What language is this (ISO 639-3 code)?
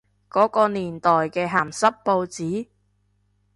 yue